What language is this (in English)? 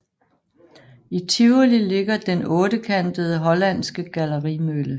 Danish